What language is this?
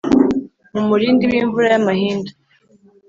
Kinyarwanda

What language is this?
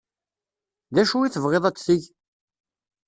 Kabyle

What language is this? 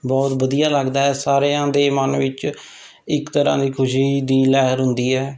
Punjabi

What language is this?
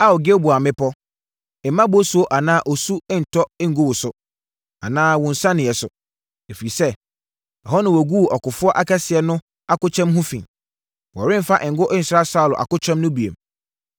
Akan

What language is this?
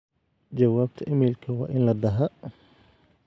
Somali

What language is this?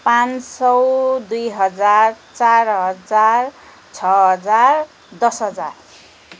Nepali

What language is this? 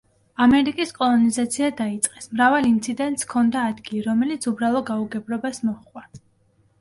Georgian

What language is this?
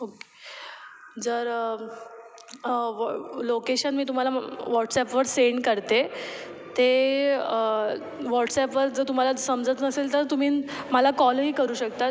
Marathi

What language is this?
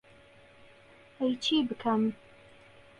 Central Kurdish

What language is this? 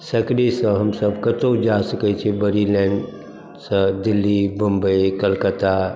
Maithili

